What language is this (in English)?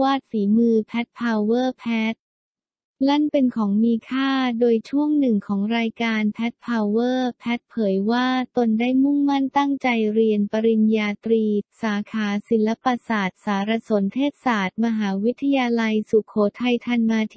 Thai